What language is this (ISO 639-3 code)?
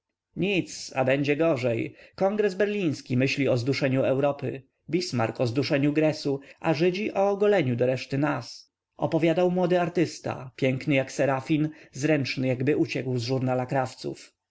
pol